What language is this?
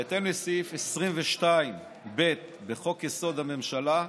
Hebrew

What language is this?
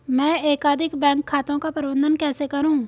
Hindi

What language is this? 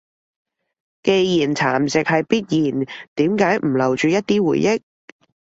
Cantonese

